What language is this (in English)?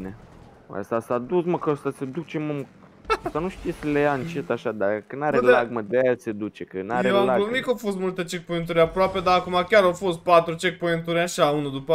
Romanian